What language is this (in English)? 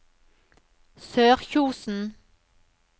Norwegian